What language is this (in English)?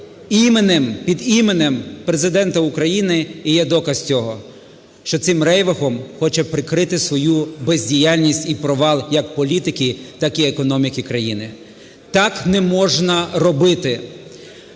Ukrainian